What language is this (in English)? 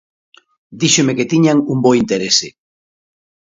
Galician